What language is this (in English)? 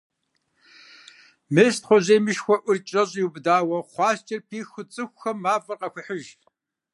Kabardian